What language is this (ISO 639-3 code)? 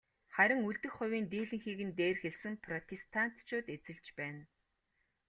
mon